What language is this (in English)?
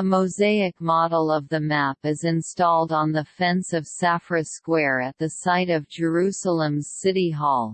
English